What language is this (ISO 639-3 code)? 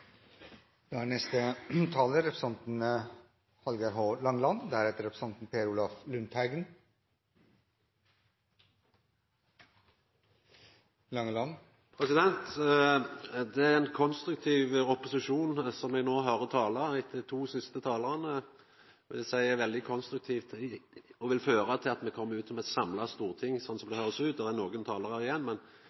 nno